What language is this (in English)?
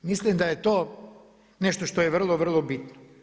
Croatian